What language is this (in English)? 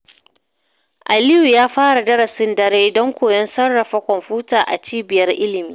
Hausa